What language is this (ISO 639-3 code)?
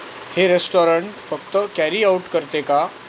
mar